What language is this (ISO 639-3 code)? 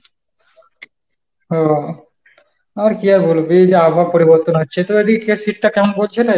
ben